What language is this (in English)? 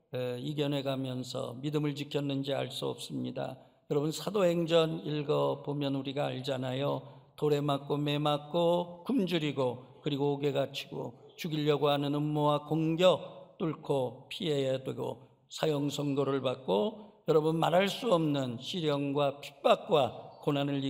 Korean